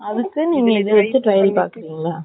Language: Tamil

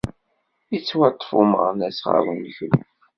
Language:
Kabyle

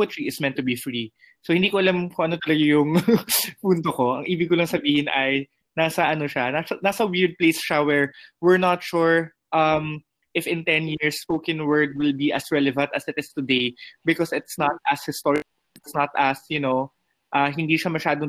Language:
Filipino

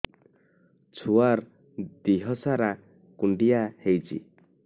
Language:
Odia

